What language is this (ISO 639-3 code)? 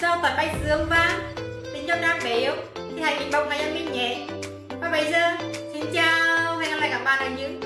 vie